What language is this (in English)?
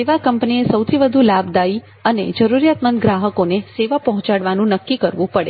Gujarati